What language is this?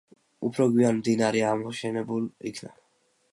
Georgian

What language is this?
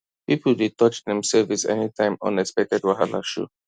Nigerian Pidgin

